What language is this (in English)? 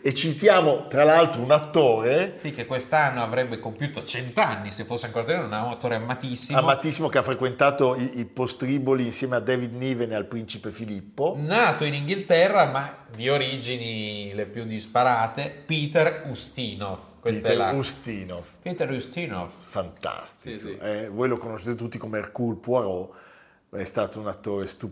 Italian